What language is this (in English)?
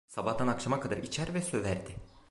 Turkish